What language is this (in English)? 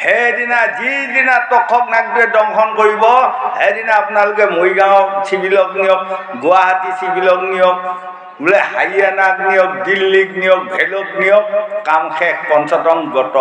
Bangla